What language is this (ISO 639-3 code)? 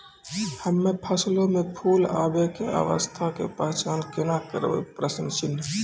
mai